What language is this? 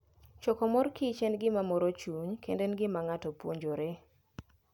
Luo (Kenya and Tanzania)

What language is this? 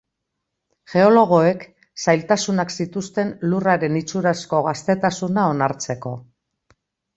Basque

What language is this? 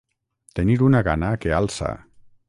Catalan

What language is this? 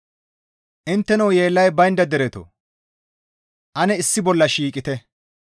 Gamo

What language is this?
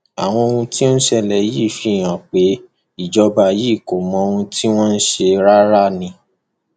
Yoruba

